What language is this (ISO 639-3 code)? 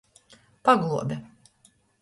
ltg